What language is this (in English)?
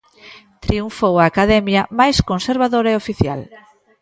Galician